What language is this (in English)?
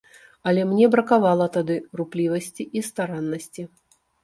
Belarusian